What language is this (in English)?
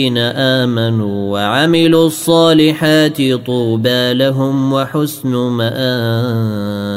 Arabic